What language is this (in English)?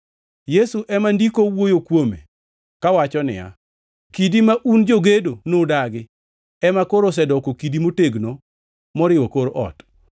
Luo (Kenya and Tanzania)